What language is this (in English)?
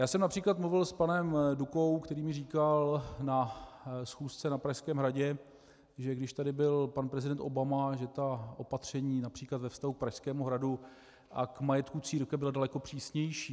Czech